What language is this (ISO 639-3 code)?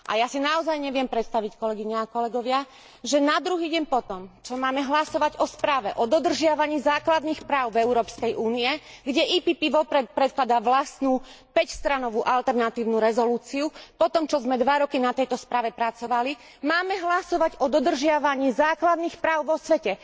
slk